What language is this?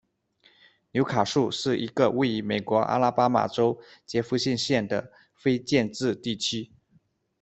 Chinese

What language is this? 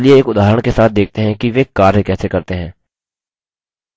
Hindi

